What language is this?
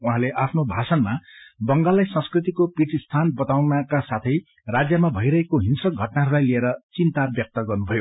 Nepali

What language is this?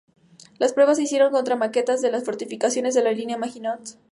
Spanish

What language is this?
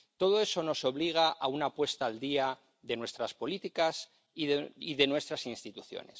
Spanish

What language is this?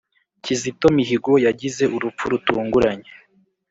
Kinyarwanda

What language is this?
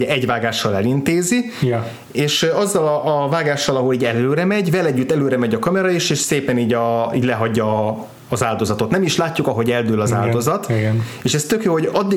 Hungarian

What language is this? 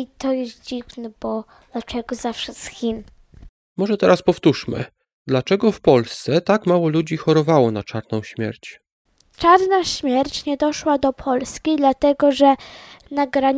Polish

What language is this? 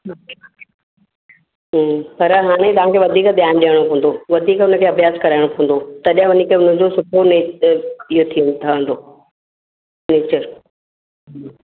Sindhi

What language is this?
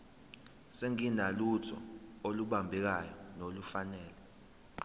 Zulu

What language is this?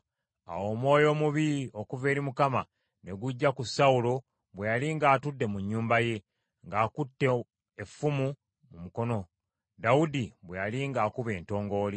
Ganda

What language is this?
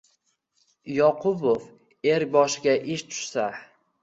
Uzbek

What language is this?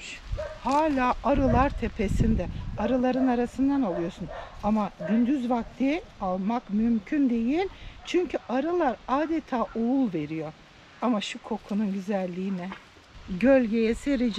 Turkish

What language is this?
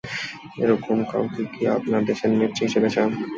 Bangla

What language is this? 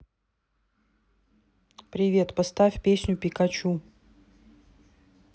Russian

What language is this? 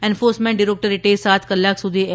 Gujarati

